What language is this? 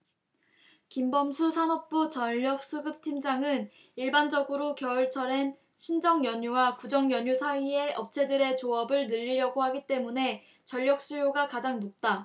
Korean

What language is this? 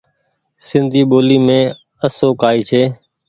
Goaria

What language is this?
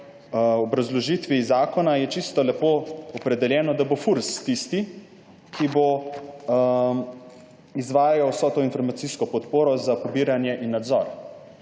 Slovenian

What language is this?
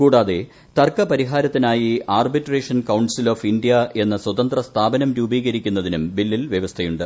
Malayalam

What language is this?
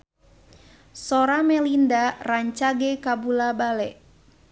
Sundanese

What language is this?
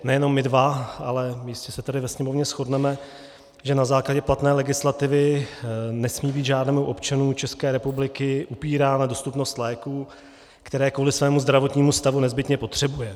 Czech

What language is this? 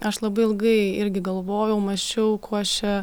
Lithuanian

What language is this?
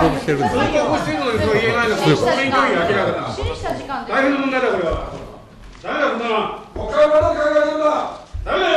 Japanese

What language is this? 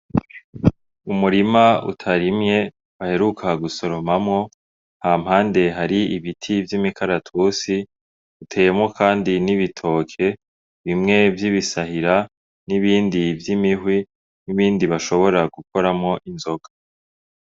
Rundi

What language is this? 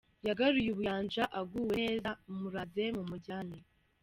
Kinyarwanda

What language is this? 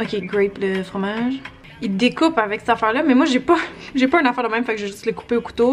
French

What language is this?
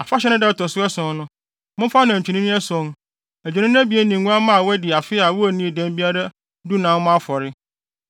Akan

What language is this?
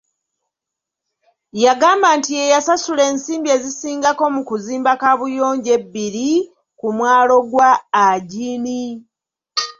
Ganda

